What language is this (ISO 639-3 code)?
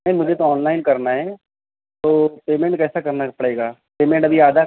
urd